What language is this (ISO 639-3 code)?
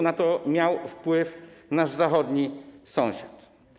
pol